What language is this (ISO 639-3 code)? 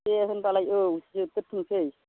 brx